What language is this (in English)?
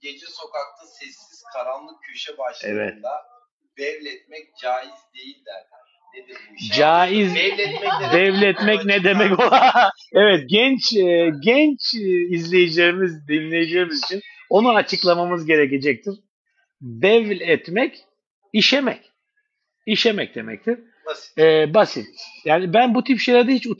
Turkish